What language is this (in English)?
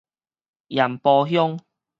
Min Nan Chinese